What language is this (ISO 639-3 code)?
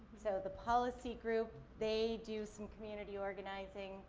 eng